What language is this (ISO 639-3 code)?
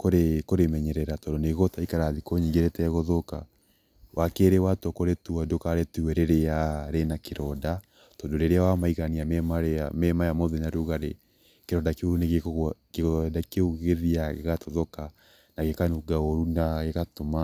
kik